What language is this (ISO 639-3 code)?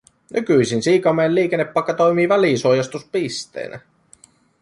fin